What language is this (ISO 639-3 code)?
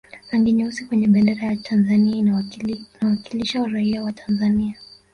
swa